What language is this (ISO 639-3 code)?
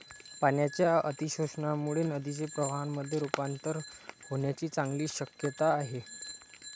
mar